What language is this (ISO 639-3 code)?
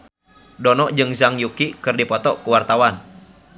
sun